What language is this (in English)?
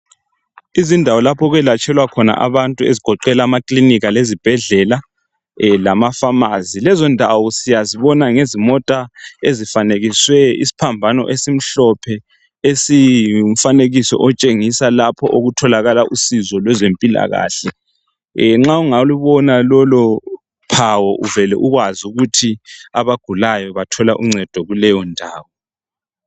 North Ndebele